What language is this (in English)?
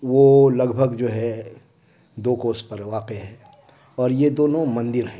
Urdu